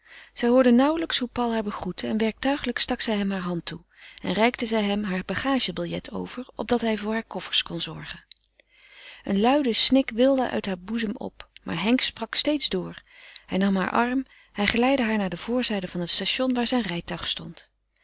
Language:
Dutch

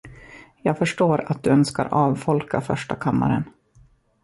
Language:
Swedish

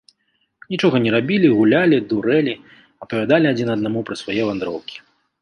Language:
Belarusian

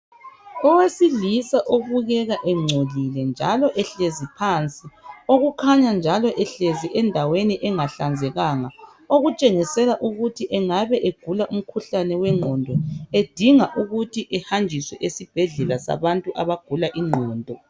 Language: North Ndebele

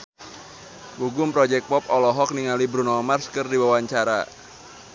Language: Sundanese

